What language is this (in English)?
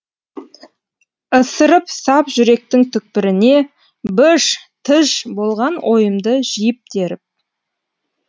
Kazakh